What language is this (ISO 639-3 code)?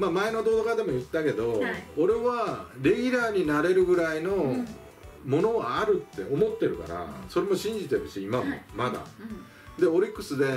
jpn